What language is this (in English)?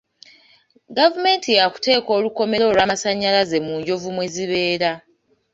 Ganda